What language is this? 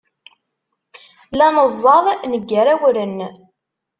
Kabyle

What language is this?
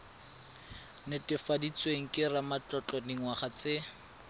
Tswana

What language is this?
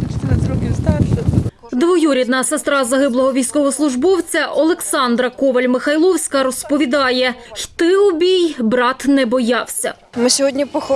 Ukrainian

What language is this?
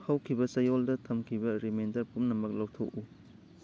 Manipuri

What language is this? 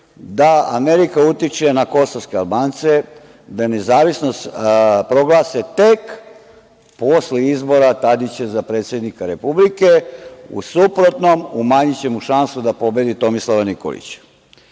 Serbian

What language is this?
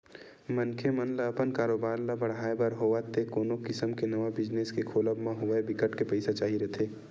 Chhattisgarhi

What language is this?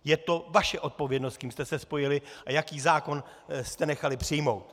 Czech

